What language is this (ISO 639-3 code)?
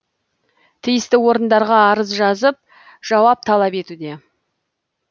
kaz